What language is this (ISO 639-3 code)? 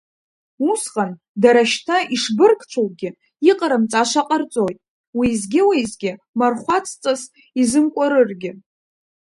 abk